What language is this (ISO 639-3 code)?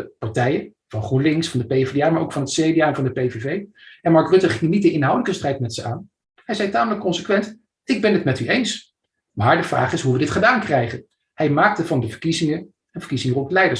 nld